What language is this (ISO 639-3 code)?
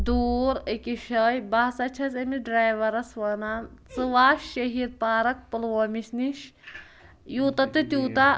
kas